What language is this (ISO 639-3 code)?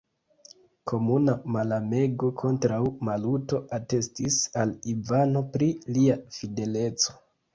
epo